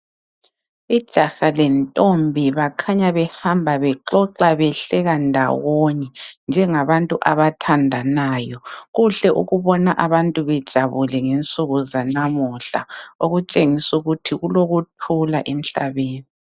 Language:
North Ndebele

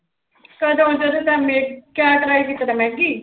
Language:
Punjabi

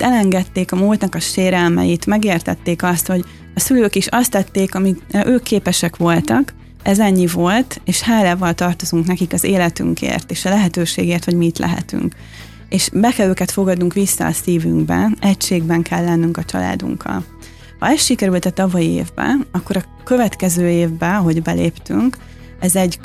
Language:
Hungarian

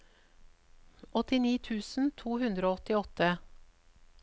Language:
Norwegian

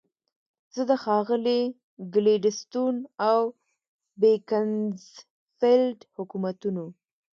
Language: Pashto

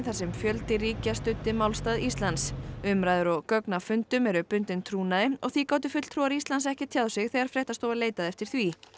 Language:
Icelandic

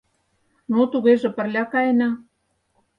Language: Mari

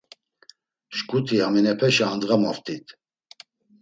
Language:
Laz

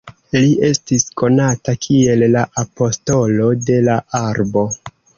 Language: Esperanto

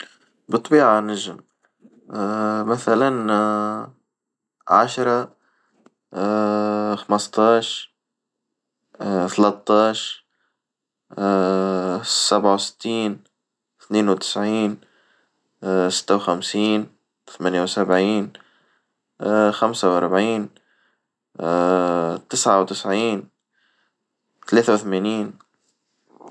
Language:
Tunisian Arabic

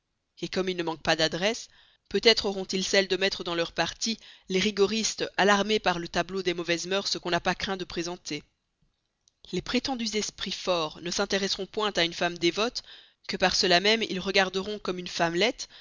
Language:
French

